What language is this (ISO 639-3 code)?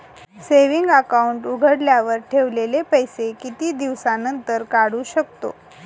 mar